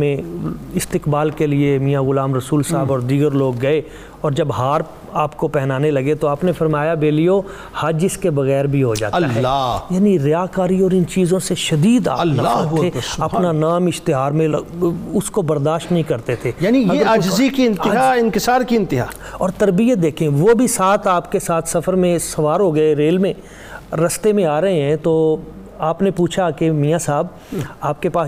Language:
Urdu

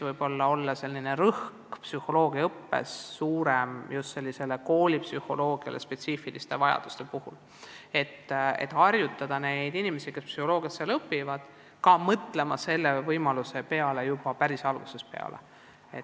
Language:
Estonian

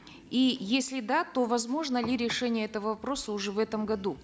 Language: Kazakh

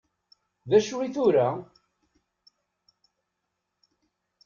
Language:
Kabyle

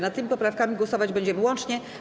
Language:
Polish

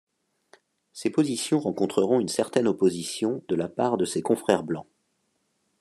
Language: French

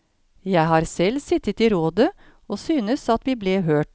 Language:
Norwegian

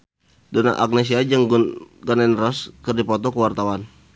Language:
Sundanese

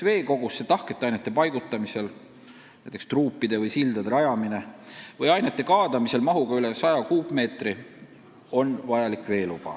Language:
Estonian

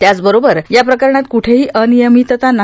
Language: Marathi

